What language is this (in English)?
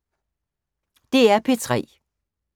Danish